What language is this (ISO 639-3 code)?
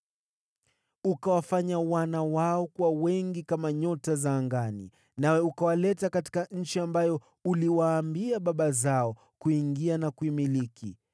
swa